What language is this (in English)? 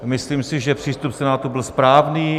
Czech